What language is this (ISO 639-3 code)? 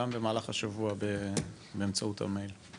heb